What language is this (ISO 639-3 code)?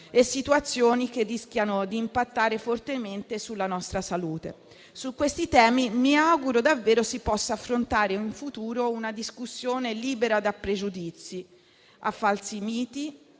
ita